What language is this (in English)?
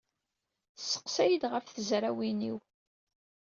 Kabyle